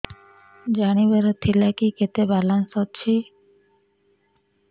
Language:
Odia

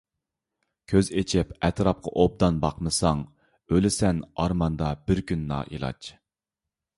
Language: Uyghur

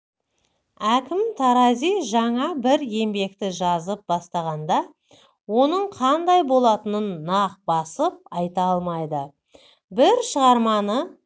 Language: Kazakh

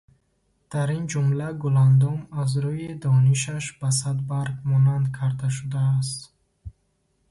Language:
Tajik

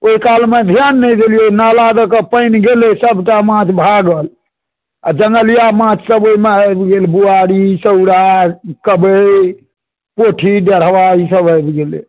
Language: Maithili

